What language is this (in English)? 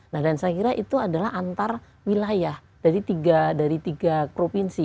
Indonesian